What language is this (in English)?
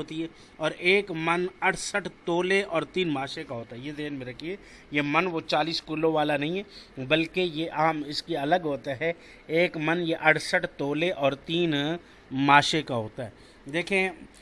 Urdu